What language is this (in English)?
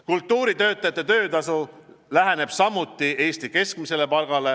Estonian